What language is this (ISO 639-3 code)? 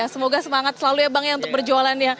ind